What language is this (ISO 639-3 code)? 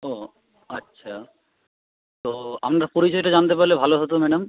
ben